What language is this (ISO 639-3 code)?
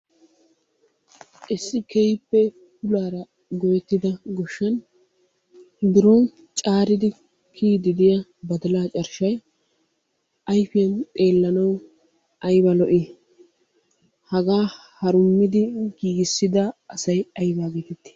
wal